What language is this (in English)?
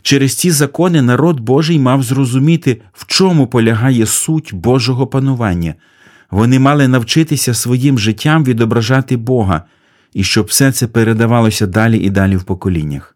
Ukrainian